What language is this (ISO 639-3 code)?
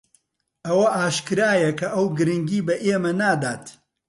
ckb